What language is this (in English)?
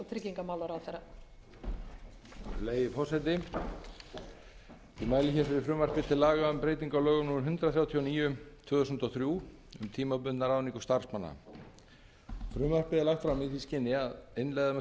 Icelandic